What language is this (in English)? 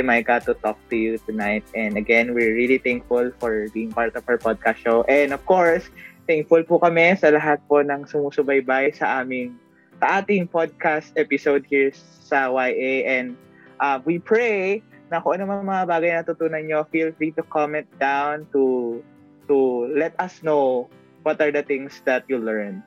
Filipino